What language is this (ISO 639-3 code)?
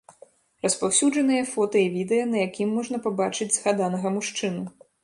bel